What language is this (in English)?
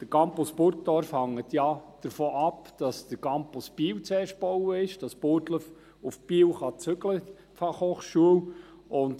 Swiss German